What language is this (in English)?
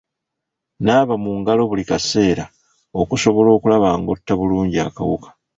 Ganda